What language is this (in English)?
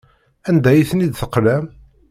Kabyle